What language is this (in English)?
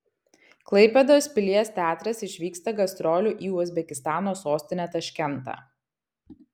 Lithuanian